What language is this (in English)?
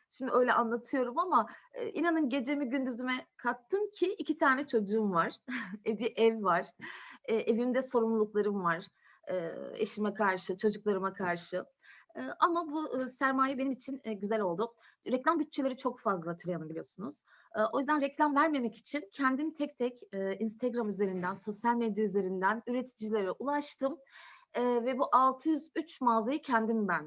Turkish